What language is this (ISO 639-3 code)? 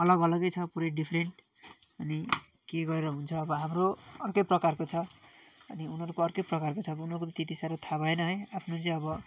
nep